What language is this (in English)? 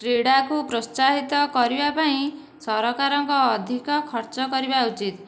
Odia